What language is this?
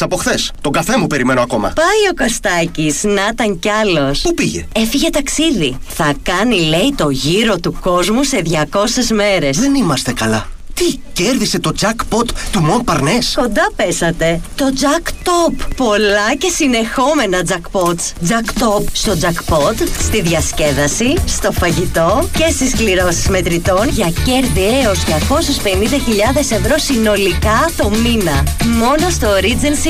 Greek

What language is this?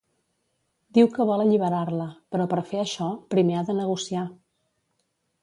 Catalan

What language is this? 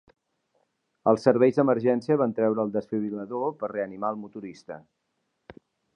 Catalan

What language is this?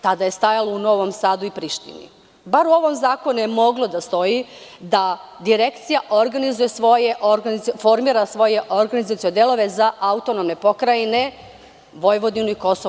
Serbian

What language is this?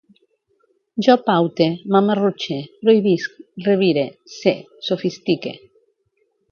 Catalan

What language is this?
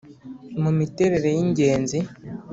Kinyarwanda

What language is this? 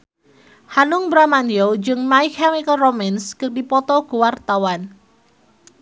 Sundanese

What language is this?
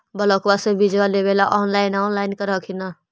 Magahi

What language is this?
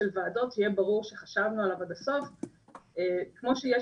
Hebrew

